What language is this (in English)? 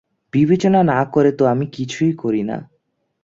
Bangla